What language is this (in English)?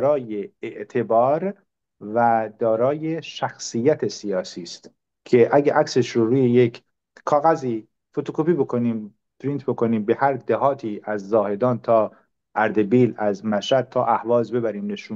Persian